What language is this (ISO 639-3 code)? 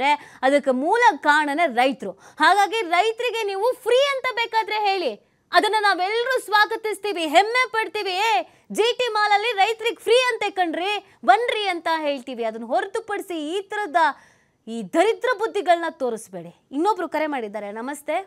kan